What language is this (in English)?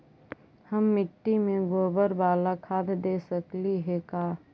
Magahi